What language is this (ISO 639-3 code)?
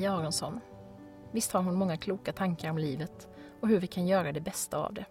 swe